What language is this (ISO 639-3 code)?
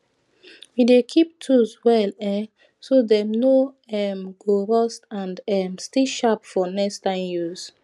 pcm